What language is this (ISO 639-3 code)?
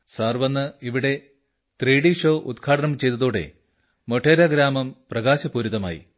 mal